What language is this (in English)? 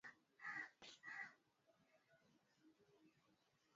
Swahili